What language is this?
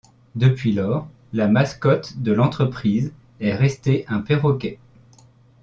French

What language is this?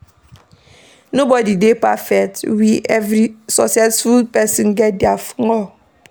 Nigerian Pidgin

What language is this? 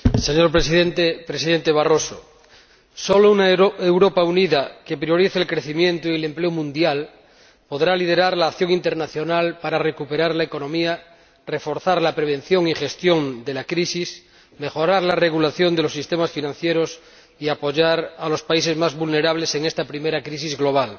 Spanish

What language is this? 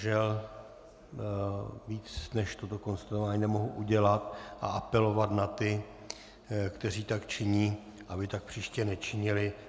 Czech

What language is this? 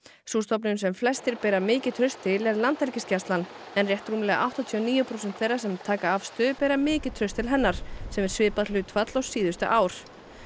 Icelandic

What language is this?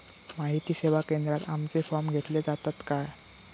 Marathi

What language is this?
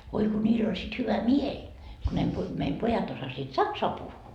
Finnish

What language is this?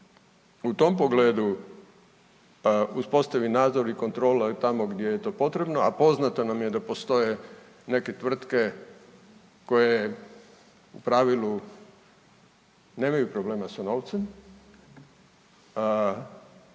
Croatian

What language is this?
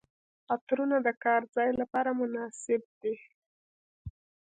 Pashto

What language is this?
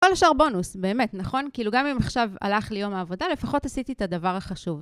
Hebrew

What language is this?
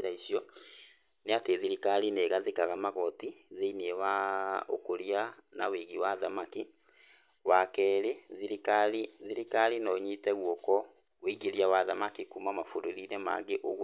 Kikuyu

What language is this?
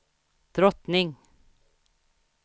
Swedish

